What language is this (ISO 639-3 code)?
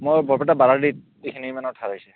asm